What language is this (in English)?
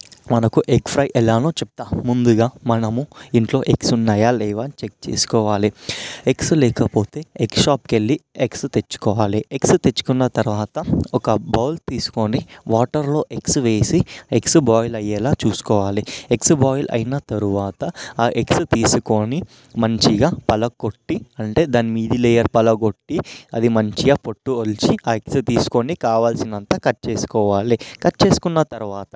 Telugu